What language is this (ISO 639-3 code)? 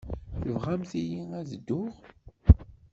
kab